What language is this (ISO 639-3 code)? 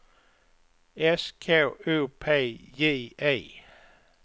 swe